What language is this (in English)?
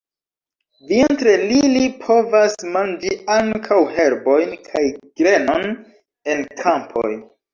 Esperanto